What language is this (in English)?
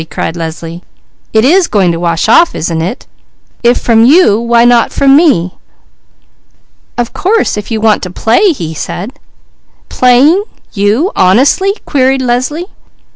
English